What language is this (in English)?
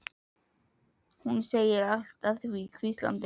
Icelandic